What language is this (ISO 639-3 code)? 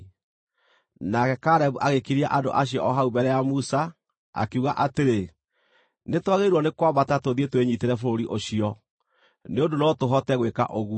kik